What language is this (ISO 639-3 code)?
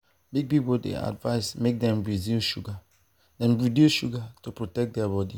pcm